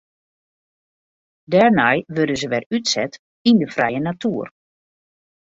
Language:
Western Frisian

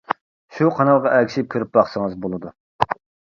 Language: Uyghur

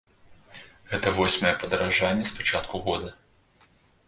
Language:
Belarusian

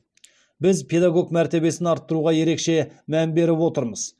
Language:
Kazakh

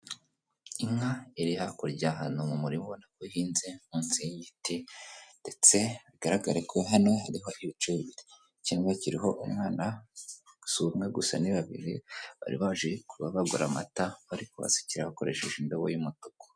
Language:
Kinyarwanda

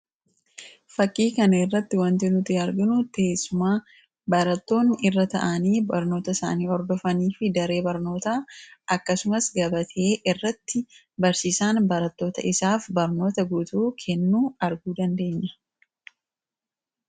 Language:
Oromo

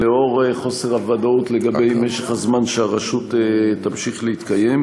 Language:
Hebrew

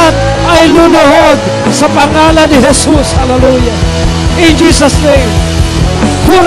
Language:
Filipino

